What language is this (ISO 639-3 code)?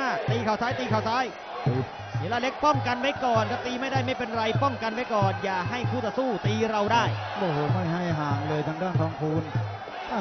tha